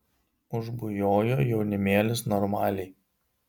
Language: Lithuanian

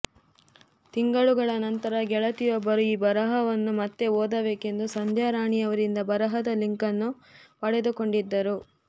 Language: Kannada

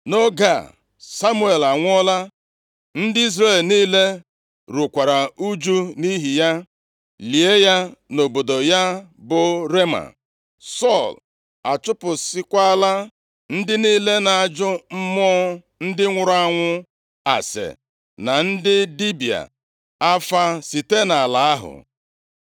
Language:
Igbo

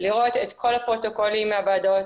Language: Hebrew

